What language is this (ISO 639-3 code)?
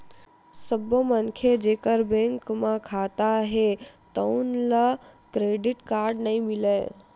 hne